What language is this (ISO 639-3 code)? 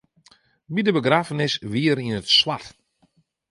fry